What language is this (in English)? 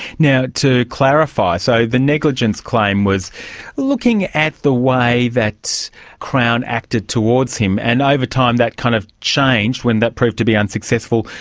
English